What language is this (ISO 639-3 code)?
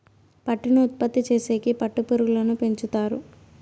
tel